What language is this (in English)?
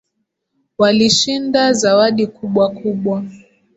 Swahili